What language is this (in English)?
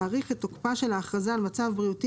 Hebrew